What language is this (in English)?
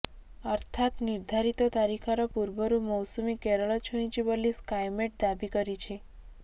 Odia